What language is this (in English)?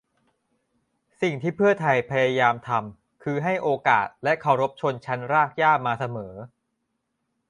Thai